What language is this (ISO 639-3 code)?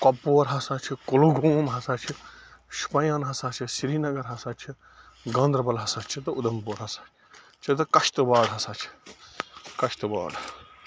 kas